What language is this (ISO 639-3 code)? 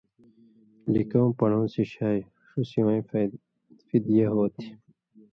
mvy